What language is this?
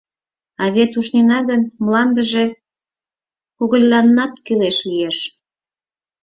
Mari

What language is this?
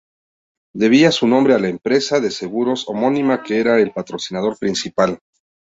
Spanish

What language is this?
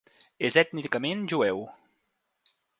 Catalan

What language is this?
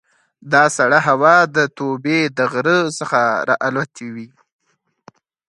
Pashto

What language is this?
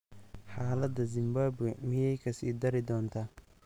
Somali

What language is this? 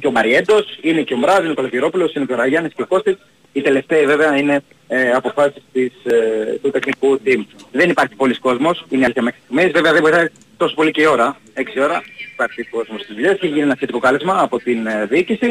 Greek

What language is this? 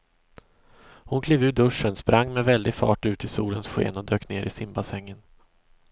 Swedish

